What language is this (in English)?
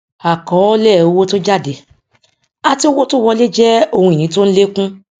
Yoruba